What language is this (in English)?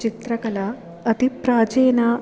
Sanskrit